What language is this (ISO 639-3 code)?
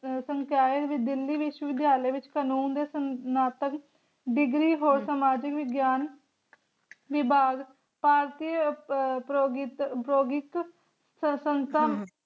pan